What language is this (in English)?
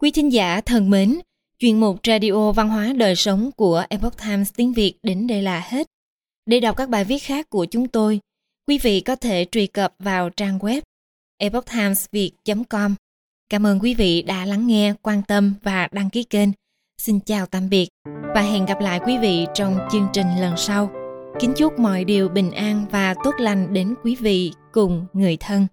Vietnamese